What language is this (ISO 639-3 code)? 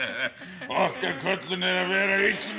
isl